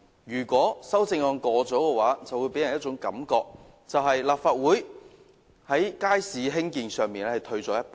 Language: Cantonese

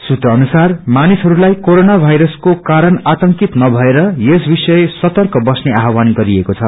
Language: Nepali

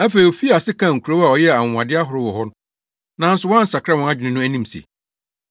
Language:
Akan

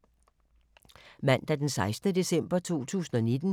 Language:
Danish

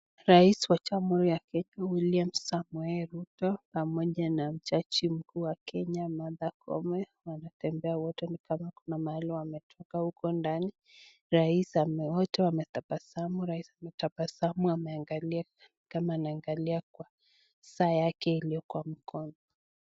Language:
Swahili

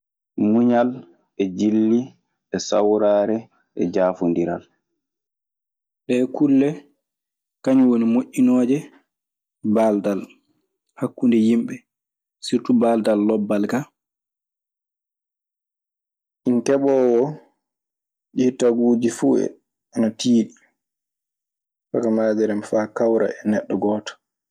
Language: Maasina Fulfulde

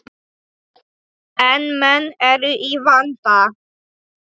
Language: Icelandic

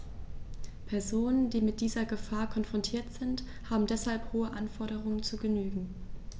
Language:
German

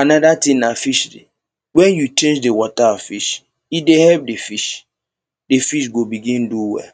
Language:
Nigerian Pidgin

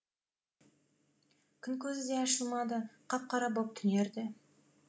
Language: Kazakh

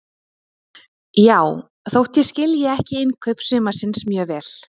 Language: Icelandic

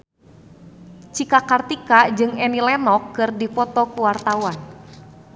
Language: Sundanese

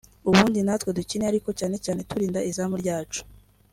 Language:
Kinyarwanda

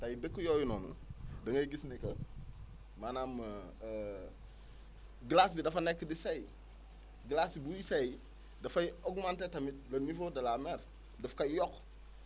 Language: Wolof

